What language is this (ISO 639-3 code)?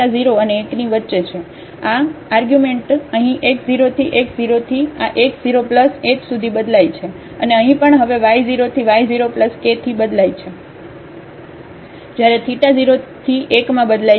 guj